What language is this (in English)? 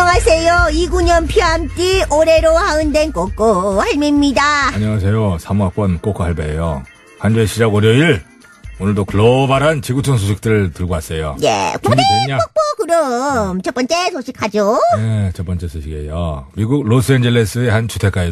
Korean